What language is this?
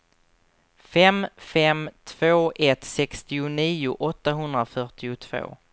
Swedish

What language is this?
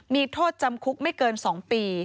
Thai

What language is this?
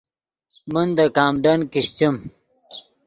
Yidgha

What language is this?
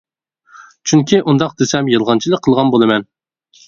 Uyghur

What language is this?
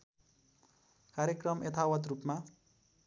Nepali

